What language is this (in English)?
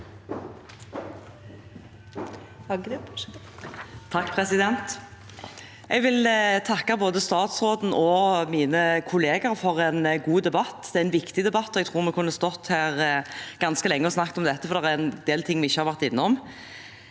Norwegian